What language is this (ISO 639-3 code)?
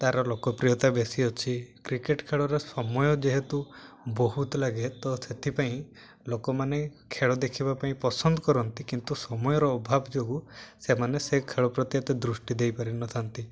ori